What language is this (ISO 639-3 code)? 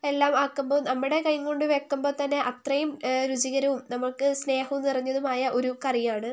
mal